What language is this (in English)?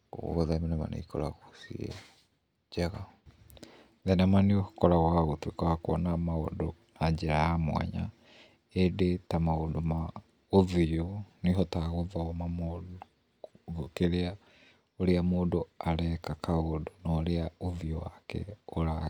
Kikuyu